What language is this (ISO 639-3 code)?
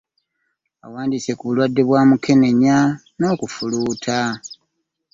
lug